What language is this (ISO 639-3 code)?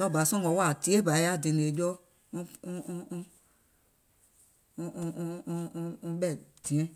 gol